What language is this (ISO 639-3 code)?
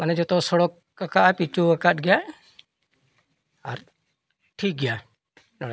sat